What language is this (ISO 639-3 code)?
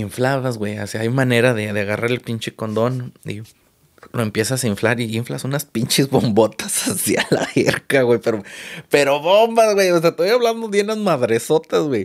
spa